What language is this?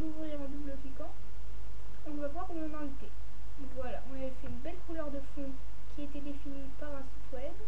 French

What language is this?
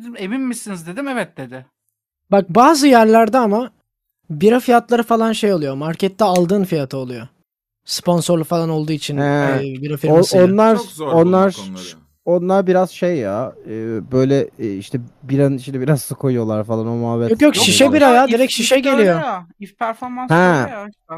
Turkish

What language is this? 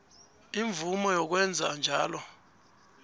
South Ndebele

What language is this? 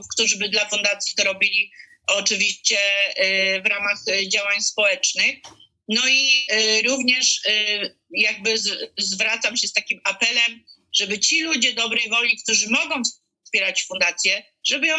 Polish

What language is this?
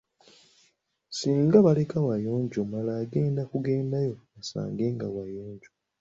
Ganda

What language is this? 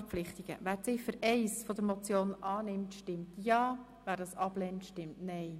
Swiss German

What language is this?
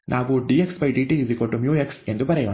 Kannada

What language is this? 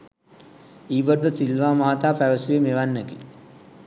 Sinhala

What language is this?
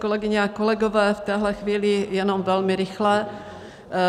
Czech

